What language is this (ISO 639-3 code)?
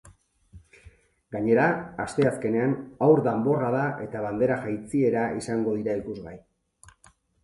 eus